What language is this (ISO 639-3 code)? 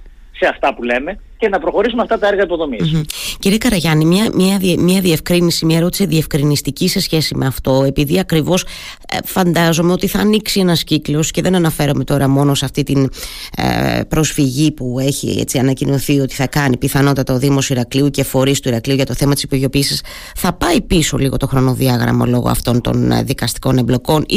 ell